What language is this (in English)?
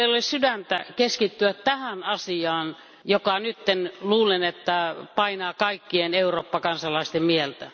Finnish